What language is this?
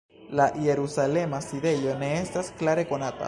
Esperanto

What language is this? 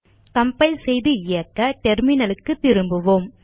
Tamil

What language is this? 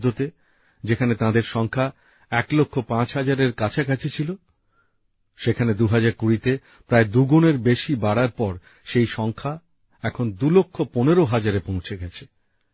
Bangla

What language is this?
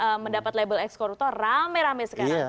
Indonesian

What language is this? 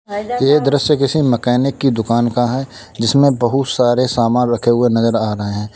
Hindi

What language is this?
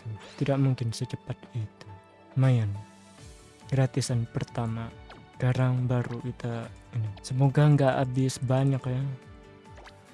Indonesian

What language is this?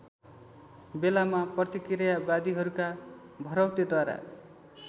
Nepali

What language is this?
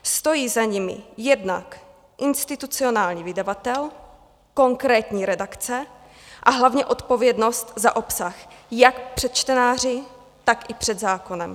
Czech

